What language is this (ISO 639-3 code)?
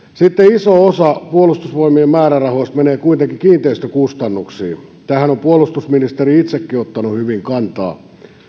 fin